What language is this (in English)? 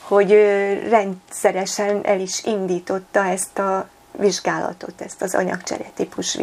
Hungarian